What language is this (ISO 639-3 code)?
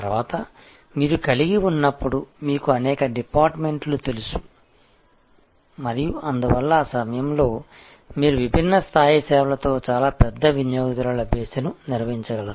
tel